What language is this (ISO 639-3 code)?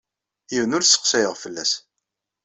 kab